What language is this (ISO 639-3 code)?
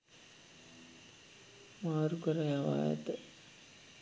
sin